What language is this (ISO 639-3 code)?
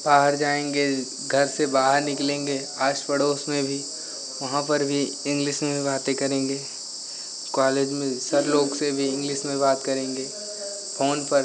hin